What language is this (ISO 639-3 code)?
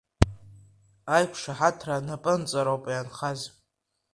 abk